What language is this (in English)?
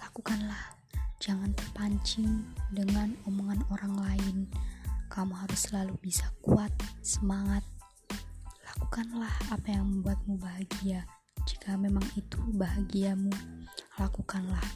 Indonesian